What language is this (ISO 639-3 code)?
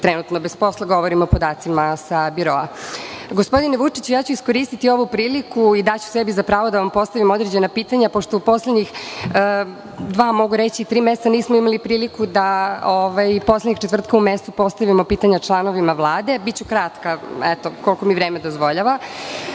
srp